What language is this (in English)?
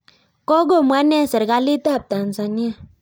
Kalenjin